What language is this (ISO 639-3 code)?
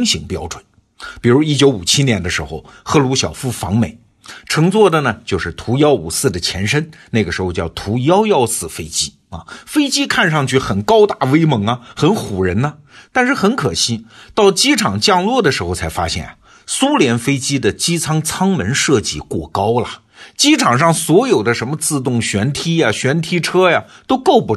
zho